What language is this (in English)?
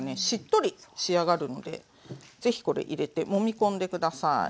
Japanese